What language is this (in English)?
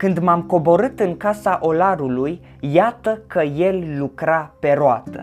Romanian